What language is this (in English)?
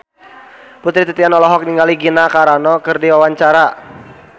Sundanese